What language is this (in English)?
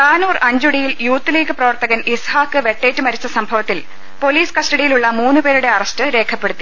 Malayalam